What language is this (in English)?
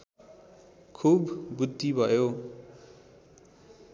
Nepali